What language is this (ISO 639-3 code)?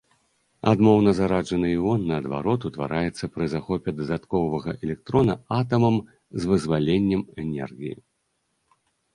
bel